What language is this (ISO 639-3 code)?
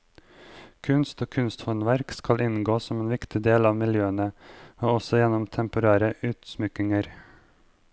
nor